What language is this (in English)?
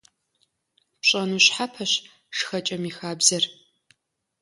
Kabardian